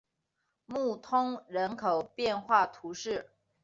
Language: Chinese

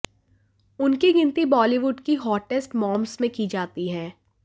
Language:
Hindi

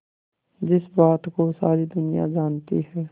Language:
Hindi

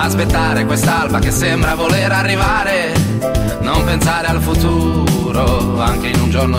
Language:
Italian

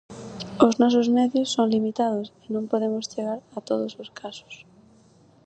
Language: Galician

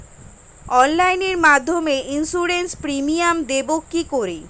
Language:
Bangla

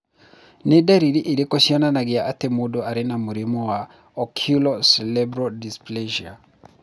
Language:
Kikuyu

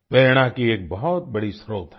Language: Hindi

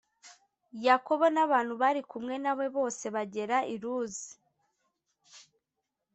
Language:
Kinyarwanda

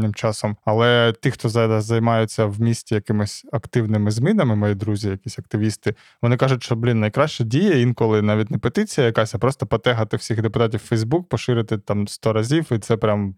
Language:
Ukrainian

